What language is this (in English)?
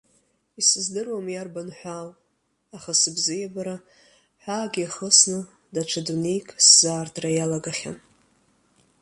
Abkhazian